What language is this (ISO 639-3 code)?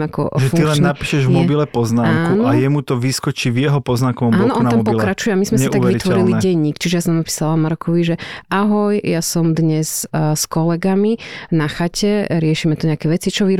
slk